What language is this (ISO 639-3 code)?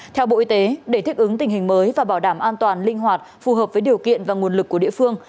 vie